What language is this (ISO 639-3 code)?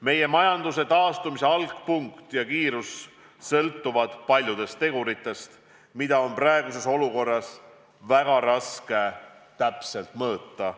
est